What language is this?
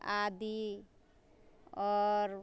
Maithili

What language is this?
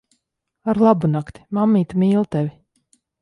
Latvian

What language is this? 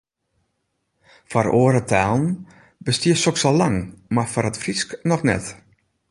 Western Frisian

